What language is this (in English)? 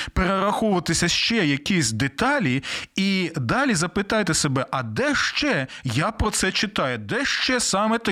Ukrainian